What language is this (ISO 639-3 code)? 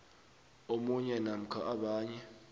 nbl